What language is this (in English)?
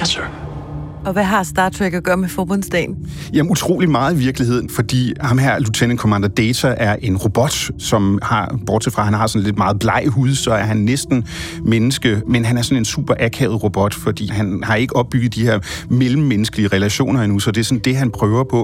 Danish